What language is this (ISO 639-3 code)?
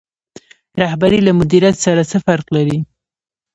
pus